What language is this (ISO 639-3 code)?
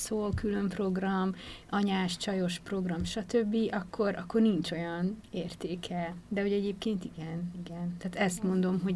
hun